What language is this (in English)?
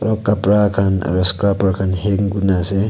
Naga Pidgin